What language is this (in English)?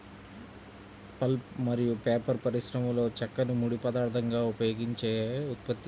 Telugu